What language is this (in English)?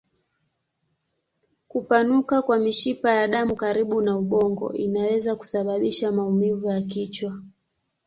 Swahili